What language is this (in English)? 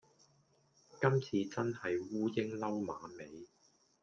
Cantonese